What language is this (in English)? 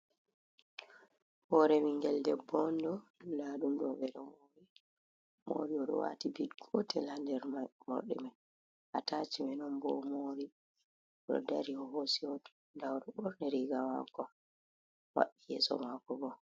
Fula